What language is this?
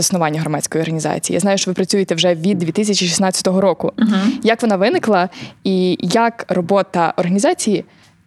Ukrainian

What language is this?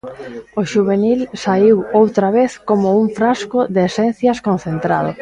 Galician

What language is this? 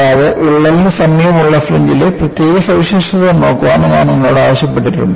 Malayalam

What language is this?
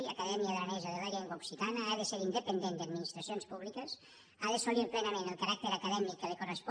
Catalan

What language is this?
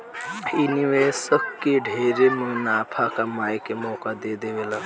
Bhojpuri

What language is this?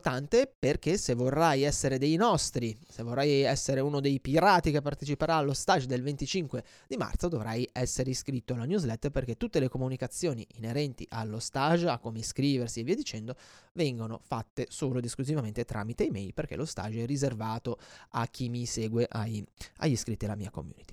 Italian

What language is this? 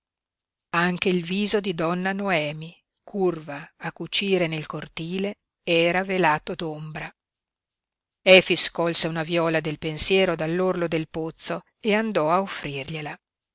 Italian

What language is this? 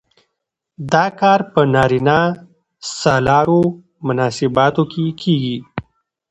Pashto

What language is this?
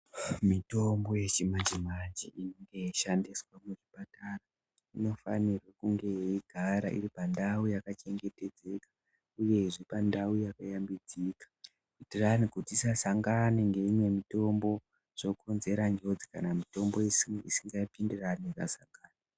Ndau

